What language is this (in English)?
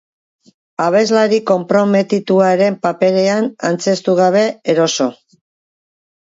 Basque